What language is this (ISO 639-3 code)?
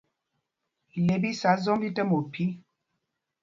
mgg